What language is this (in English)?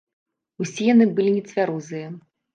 Belarusian